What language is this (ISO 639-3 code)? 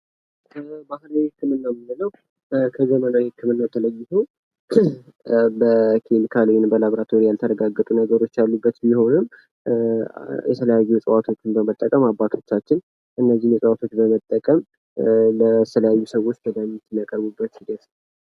amh